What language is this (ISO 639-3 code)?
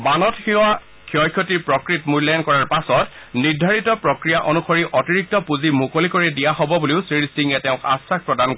asm